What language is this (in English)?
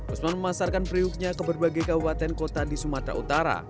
Indonesian